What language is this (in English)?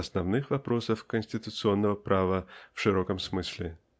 Russian